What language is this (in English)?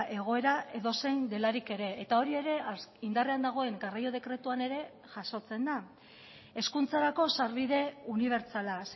Basque